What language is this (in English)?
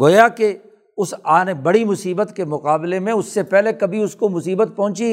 Urdu